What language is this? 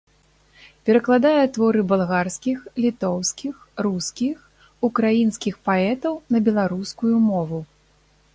Belarusian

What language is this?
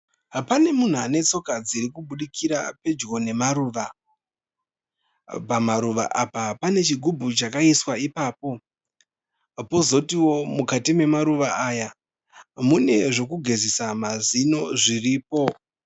Shona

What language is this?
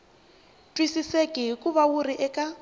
Tsonga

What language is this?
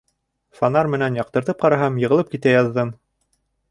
Bashkir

